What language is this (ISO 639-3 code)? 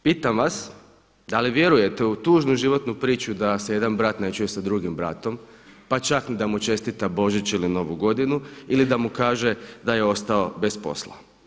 hrv